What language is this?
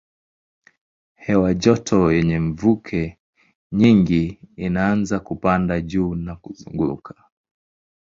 Swahili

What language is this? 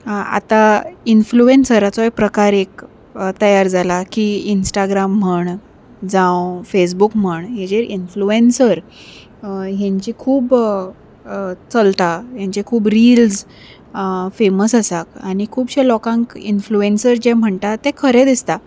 Konkani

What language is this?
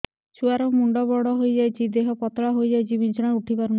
Odia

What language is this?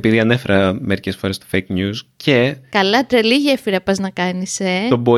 Greek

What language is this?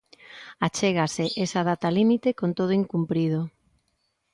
Galician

